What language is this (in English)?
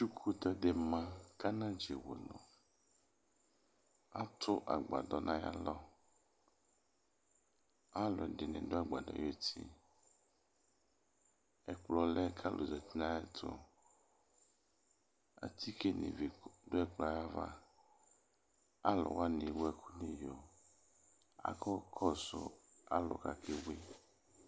Ikposo